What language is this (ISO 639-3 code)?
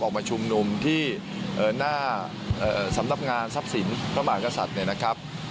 tha